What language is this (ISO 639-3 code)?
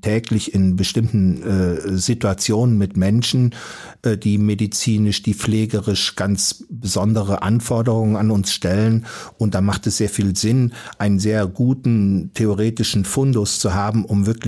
deu